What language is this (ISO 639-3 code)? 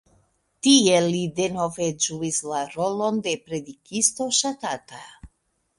epo